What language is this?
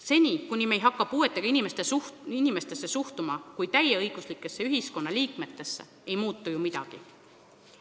Estonian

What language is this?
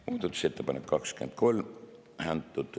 Estonian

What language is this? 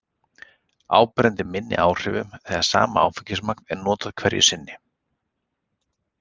Icelandic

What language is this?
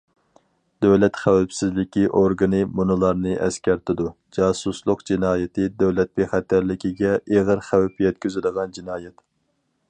Uyghur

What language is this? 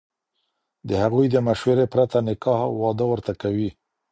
Pashto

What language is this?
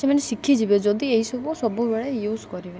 Odia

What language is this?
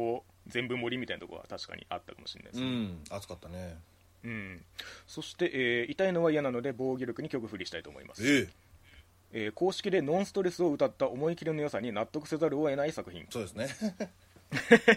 Japanese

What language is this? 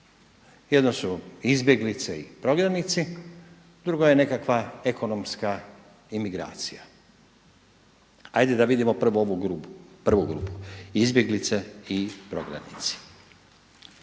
Croatian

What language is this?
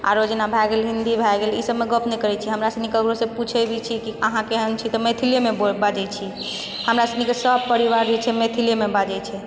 Maithili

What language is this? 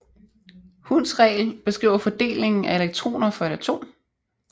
Danish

